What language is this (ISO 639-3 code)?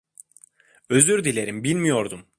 tur